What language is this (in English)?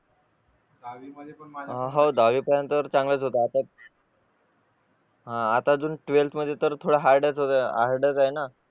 Marathi